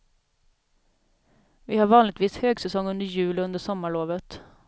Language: Swedish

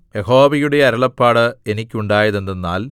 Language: Malayalam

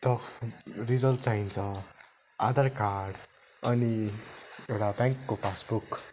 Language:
Nepali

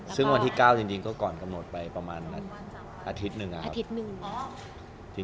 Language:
Thai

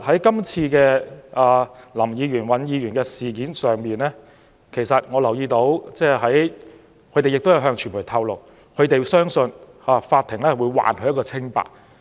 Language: Cantonese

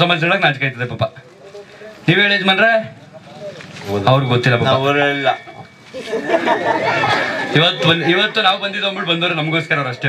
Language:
Arabic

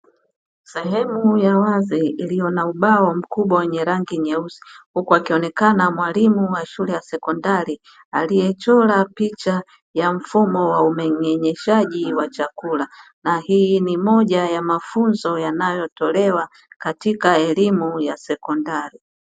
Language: Swahili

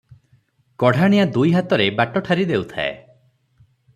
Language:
Odia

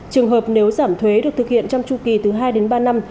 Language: Vietnamese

